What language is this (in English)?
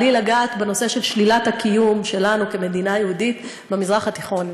Hebrew